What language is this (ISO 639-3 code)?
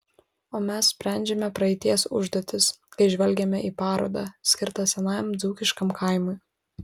lit